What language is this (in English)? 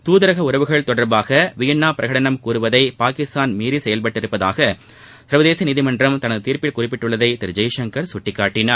Tamil